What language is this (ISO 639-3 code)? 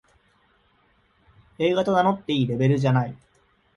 jpn